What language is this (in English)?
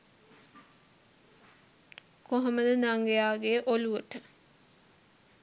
Sinhala